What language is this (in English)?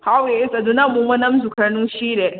Manipuri